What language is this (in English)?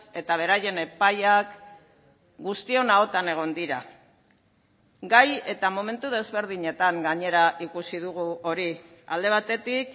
Basque